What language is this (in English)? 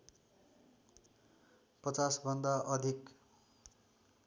Nepali